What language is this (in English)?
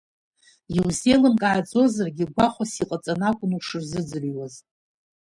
Abkhazian